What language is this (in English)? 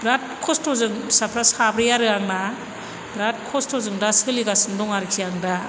Bodo